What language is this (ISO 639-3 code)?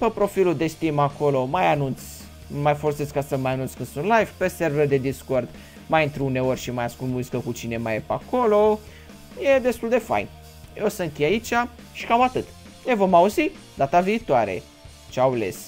ron